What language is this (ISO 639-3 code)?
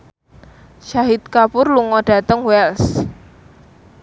jav